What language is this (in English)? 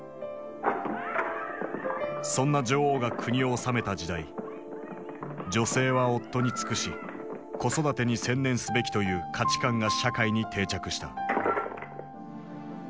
Japanese